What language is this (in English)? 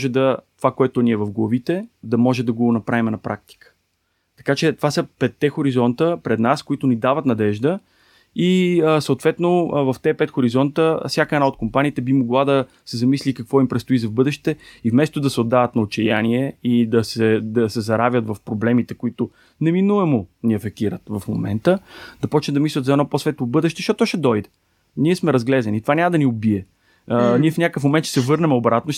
Bulgarian